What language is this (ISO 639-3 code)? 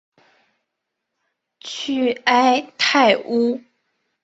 zho